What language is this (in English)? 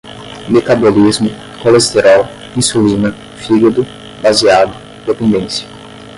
Portuguese